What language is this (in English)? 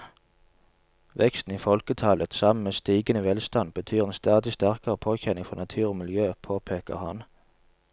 Norwegian